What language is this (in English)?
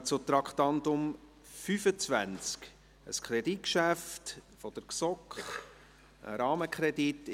Swiss German